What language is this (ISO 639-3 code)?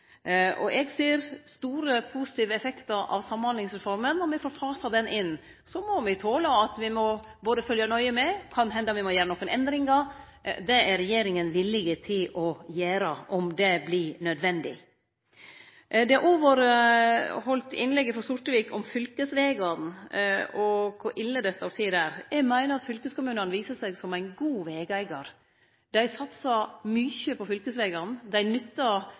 nno